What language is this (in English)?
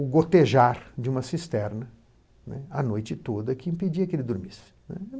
Portuguese